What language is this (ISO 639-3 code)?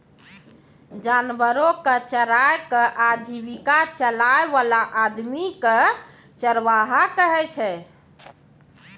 mai